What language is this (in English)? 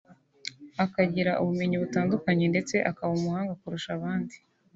Kinyarwanda